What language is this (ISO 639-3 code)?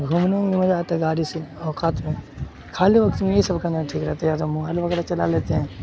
urd